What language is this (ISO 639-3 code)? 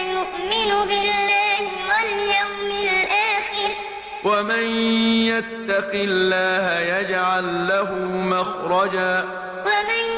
ara